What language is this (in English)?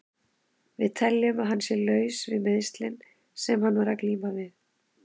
Icelandic